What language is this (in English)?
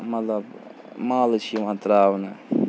Kashmiri